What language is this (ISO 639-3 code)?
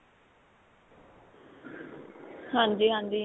pan